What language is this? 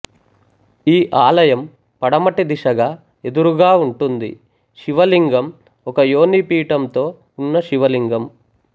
Telugu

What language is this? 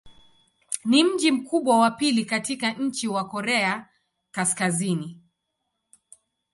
Swahili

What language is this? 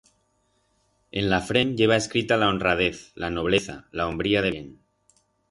Aragonese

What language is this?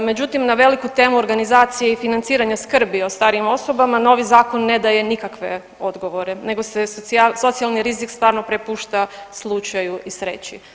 Croatian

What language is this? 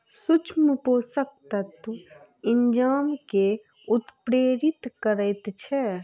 Maithili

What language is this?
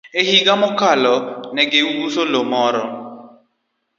Luo (Kenya and Tanzania)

